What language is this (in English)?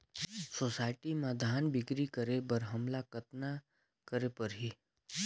Chhattisgarhi